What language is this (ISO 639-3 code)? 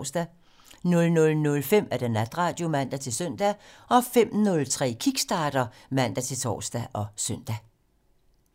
dan